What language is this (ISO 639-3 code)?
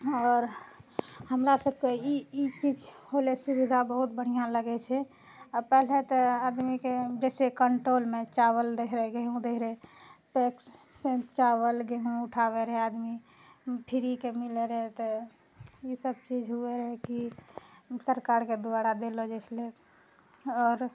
mai